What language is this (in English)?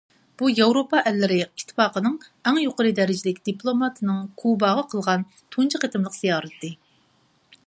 Uyghur